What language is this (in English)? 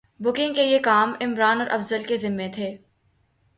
Urdu